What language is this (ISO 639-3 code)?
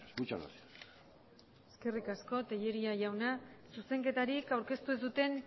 eus